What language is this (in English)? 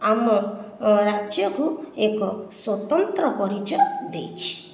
Odia